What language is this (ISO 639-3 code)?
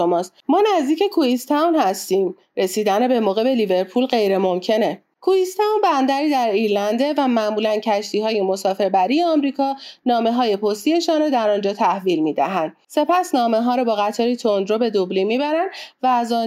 fas